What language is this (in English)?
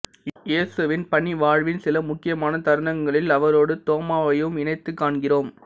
Tamil